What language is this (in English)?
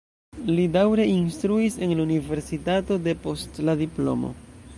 Esperanto